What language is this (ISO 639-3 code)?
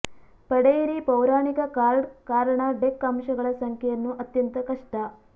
kan